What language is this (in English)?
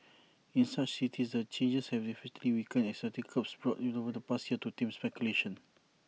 English